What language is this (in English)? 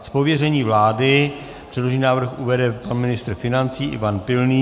Czech